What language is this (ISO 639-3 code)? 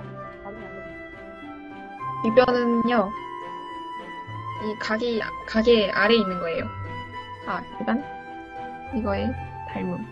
kor